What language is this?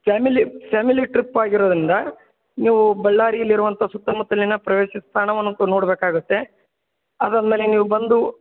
Kannada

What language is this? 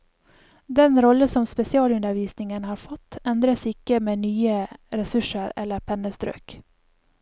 Norwegian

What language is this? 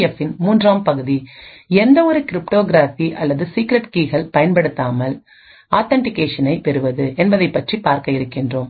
Tamil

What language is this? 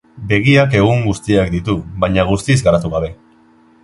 Basque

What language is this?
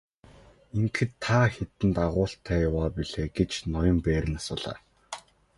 Mongolian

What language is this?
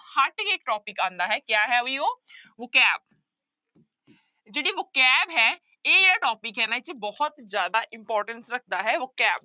Punjabi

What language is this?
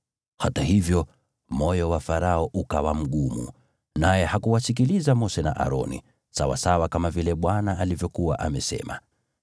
Swahili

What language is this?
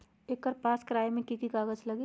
Magahi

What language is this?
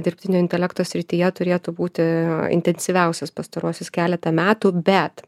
Lithuanian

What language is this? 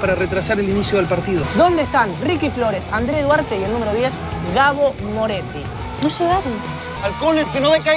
Spanish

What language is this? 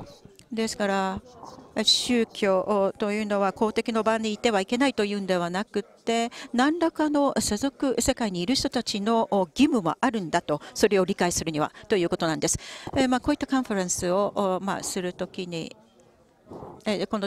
Japanese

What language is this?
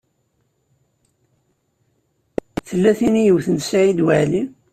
Kabyle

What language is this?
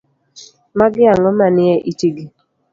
Luo (Kenya and Tanzania)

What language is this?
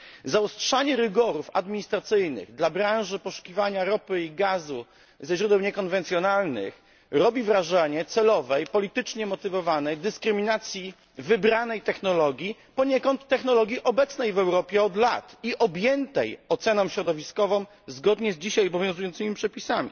Polish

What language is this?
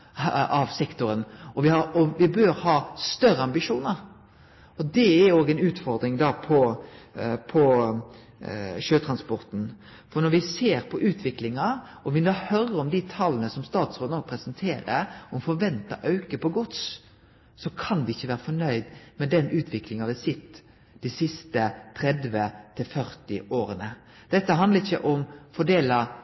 Norwegian Nynorsk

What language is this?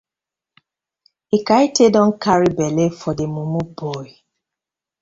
Nigerian Pidgin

